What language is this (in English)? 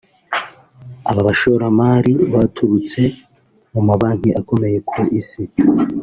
Kinyarwanda